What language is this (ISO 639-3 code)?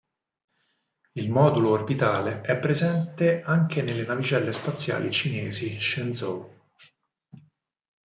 ita